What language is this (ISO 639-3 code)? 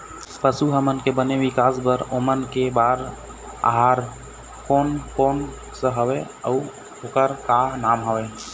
hne